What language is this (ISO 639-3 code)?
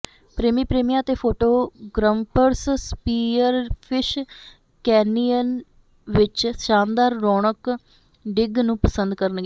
pan